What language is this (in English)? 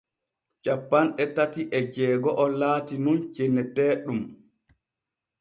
Borgu Fulfulde